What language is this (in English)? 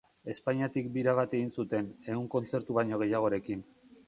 Basque